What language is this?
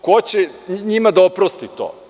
Serbian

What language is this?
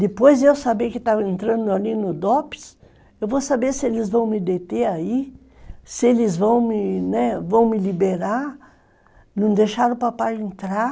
Portuguese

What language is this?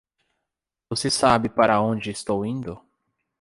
Portuguese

